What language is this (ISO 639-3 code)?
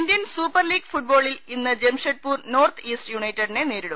mal